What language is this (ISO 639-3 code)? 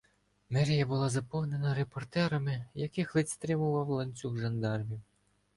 ukr